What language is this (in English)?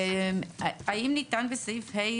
Hebrew